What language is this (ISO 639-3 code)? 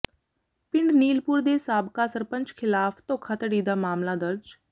pan